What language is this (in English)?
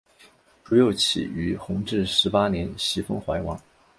Chinese